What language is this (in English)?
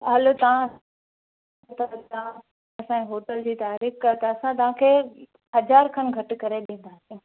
Sindhi